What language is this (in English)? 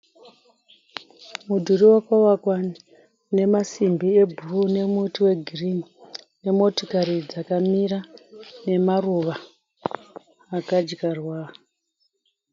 Shona